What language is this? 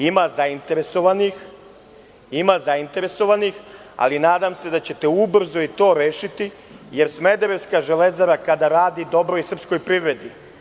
Serbian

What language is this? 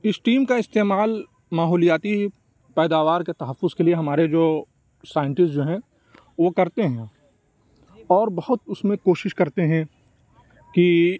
Urdu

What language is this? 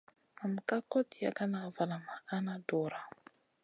Masana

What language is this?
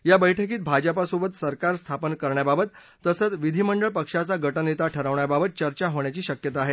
Marathi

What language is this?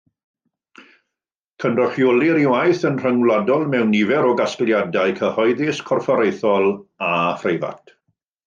Welsh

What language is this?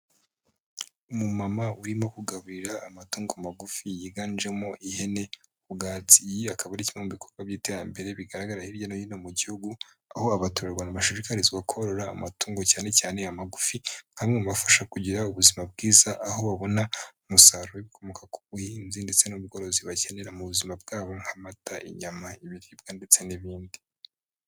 Kinyarwanda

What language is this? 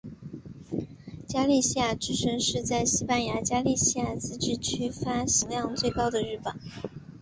Chinese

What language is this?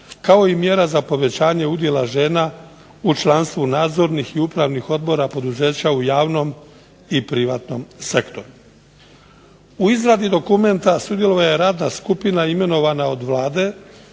Croatian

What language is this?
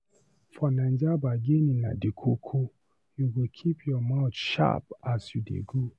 Nigerian Pidgin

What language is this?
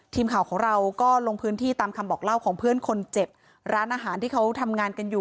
Thai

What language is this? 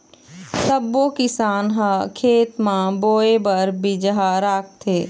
Chhattisgarhi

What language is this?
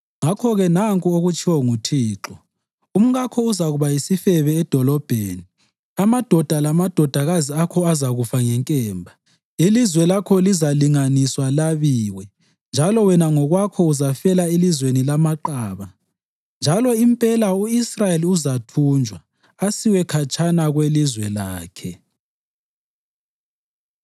North Ndebele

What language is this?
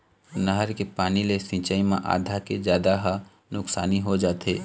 Chhattisgarhi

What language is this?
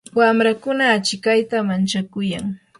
Yanahuanca Pasco Quechua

